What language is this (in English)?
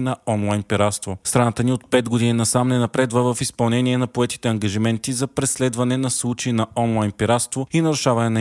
Bulgarian